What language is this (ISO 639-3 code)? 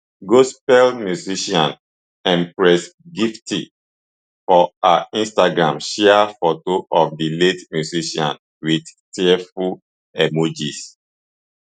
pcm